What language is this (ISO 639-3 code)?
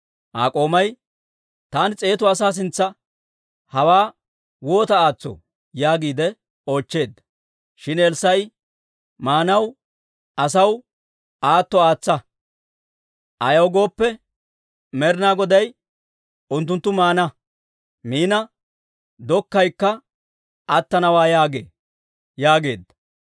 dwr